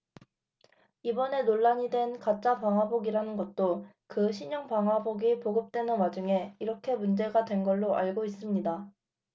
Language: Korean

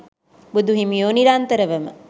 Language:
Sinhala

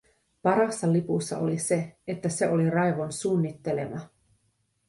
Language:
Finnish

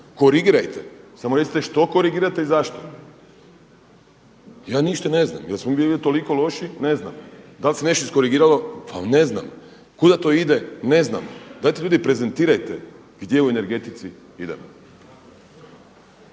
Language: Croatian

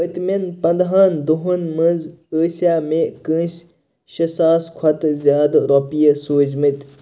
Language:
Kashmiri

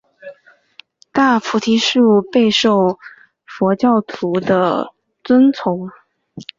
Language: Chinese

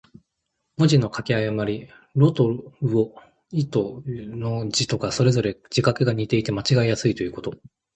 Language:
Japanese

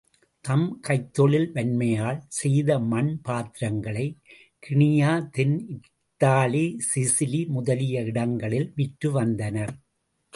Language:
Tamil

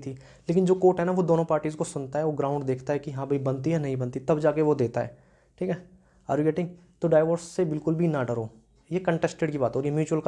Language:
Hindi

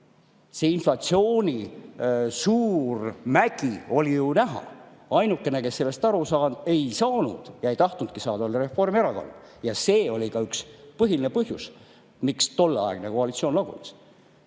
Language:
Estonian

